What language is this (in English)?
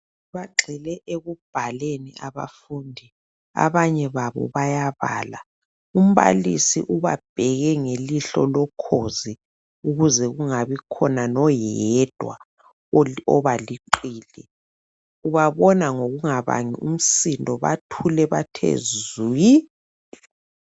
North Ndebele